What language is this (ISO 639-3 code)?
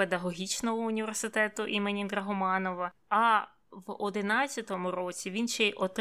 ukr